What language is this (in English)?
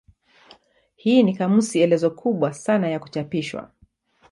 Swahili